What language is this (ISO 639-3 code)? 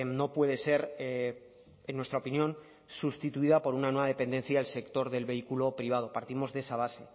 spa